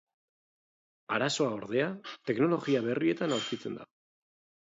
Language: Basque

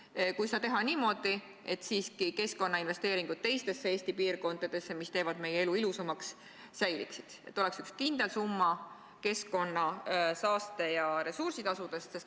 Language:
Estonian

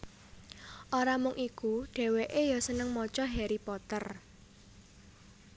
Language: Javanese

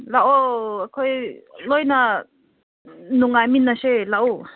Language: Manipuri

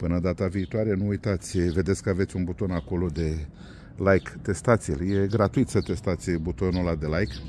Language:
Romanian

